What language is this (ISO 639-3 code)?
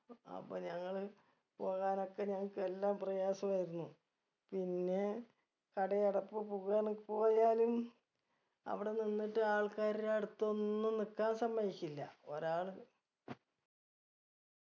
mal